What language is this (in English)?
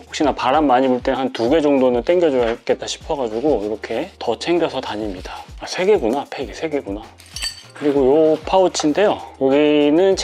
Korean